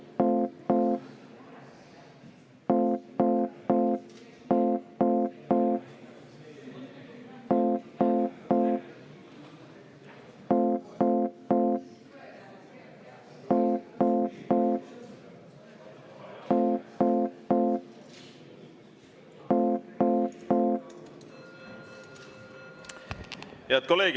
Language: Estonian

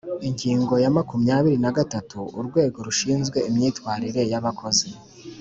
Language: Kinyarwanda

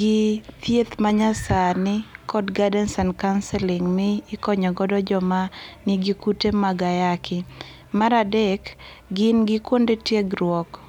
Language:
Luo (Kenya and Tanzania)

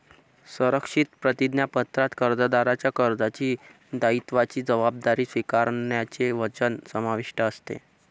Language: Marathi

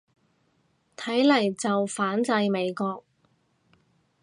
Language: Cantonese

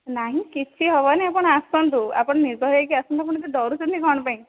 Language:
Odia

